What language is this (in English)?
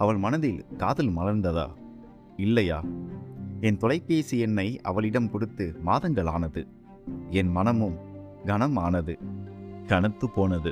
Tamil